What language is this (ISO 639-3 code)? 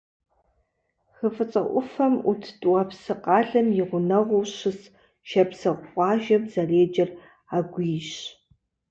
kbd